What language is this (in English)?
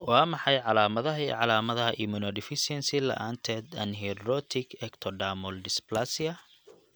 Somali